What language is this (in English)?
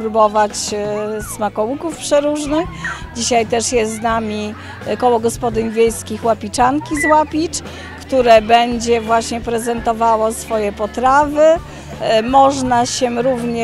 Polish